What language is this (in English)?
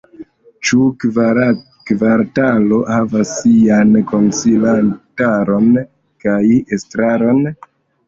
Esperanto